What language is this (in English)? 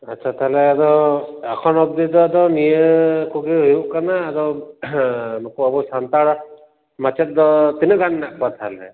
Santali